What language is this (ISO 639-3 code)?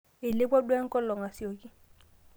mas